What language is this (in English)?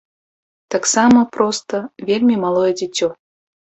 Belarusian